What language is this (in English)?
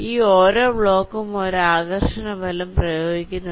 Malayalam